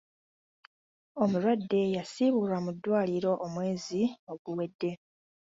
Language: Ganda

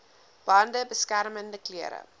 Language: Afrikaans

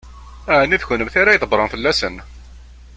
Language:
Kabyle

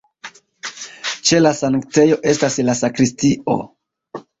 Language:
Esperanto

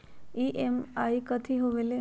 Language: Magahi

